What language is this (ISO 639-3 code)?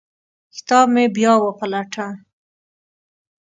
pus